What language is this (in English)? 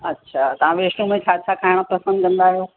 Sindhi